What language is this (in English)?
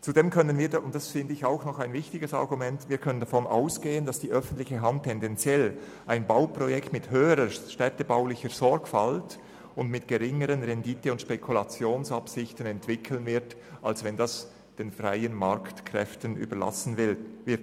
Swiss German